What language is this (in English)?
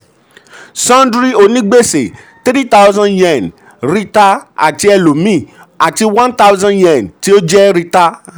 Yoruba